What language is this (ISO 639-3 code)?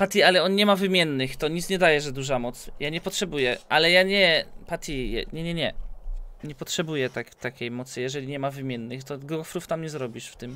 pol